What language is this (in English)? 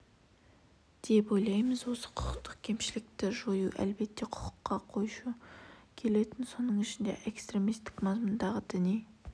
Kazakh